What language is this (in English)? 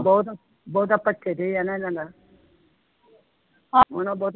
Punjabi